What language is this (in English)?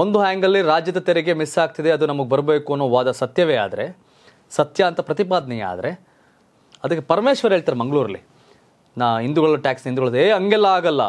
Kannada